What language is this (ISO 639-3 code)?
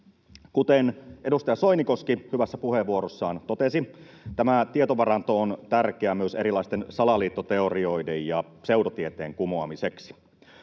fin